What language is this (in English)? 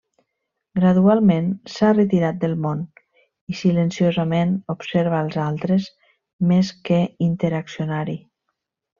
Catalan